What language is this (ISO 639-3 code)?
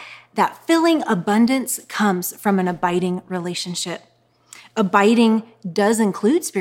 eng